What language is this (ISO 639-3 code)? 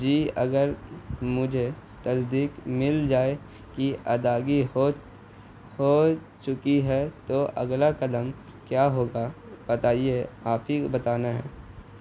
urd